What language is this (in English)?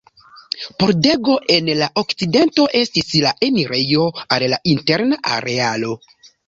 Esperanto